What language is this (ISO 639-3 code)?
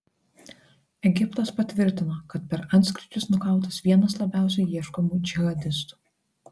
lit